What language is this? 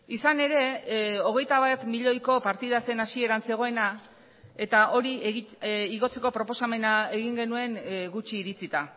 Basque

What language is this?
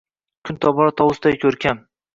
Uzbek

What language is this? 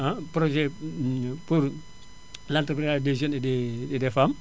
Wolof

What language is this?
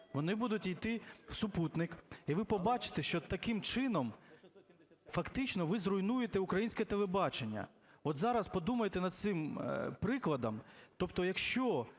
Ukrainian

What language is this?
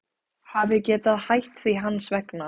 Icelandic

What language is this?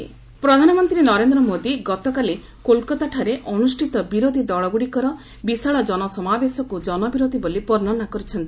Odia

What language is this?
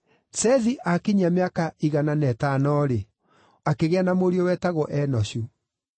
Kikuyu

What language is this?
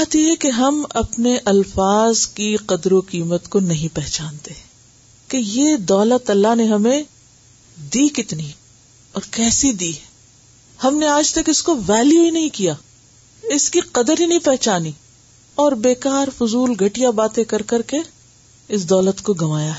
Urdu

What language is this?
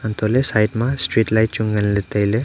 Wancho Naga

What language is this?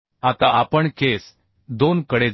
Marathi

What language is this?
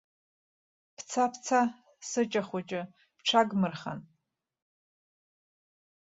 Abkhazian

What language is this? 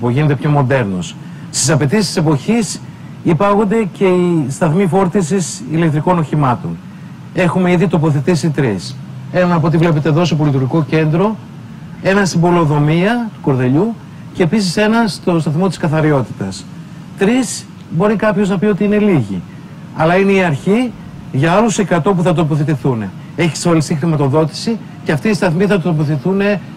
Greek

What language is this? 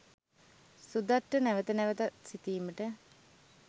Sinhala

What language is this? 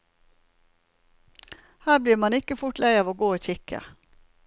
Norwegian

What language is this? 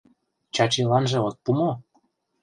Mari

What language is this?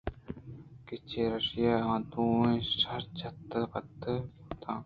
Eastern Balochi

